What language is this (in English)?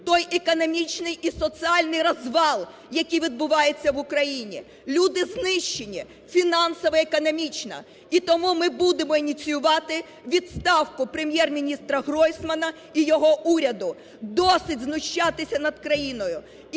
Ukrainian